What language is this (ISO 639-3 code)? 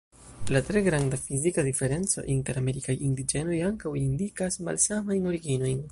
epo